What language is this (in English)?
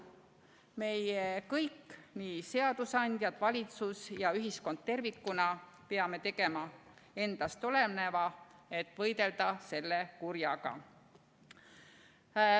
Estonian